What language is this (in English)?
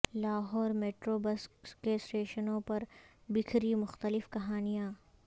Urdu